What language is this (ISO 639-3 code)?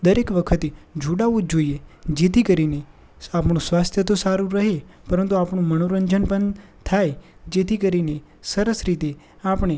guj